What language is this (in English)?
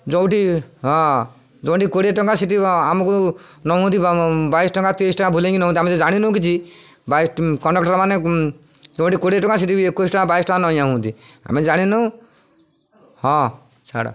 Odia